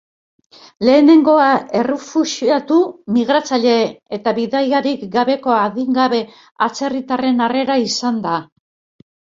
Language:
Basque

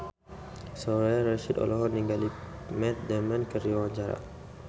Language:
Sundanese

